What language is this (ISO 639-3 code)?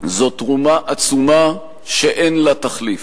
heb